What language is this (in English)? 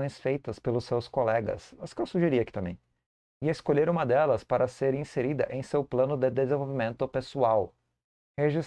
Portuguese